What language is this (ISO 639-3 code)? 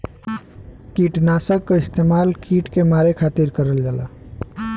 bho